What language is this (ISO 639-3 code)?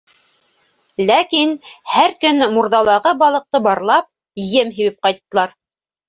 bak